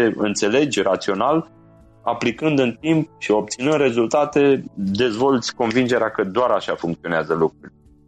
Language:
Romanian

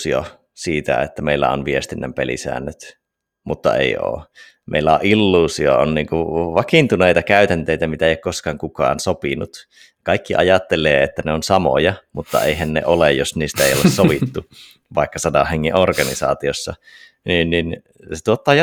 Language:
Finnish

